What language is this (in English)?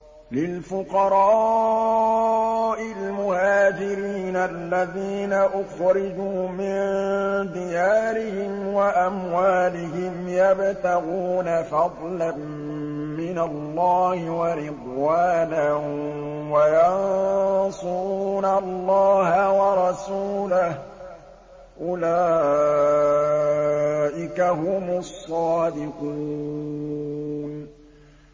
Arabic